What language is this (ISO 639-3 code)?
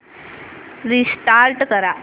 mar